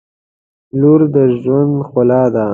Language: Pashto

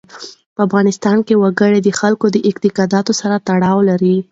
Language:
Pashto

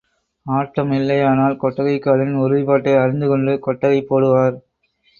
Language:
Tamil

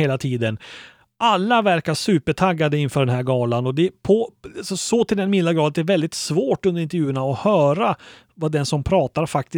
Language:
Swedish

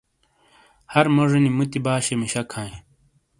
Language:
Shina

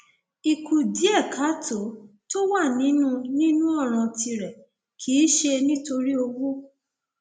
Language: Yoruba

